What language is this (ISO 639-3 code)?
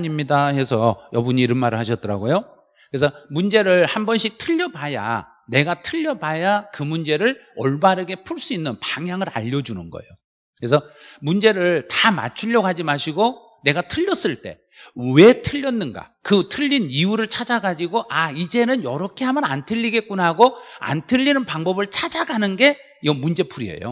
kor